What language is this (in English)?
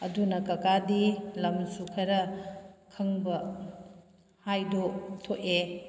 Manipuri